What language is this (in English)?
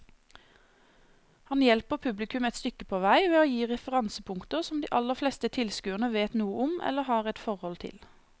Norwegian